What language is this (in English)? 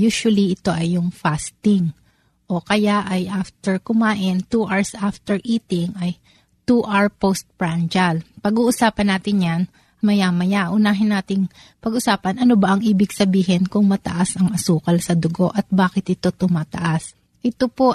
Filipino